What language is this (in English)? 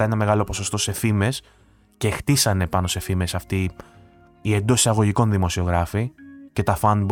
Greek